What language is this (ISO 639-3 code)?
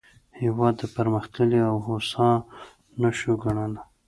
pus